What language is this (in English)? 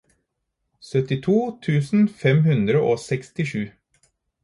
Norwegian Bokmål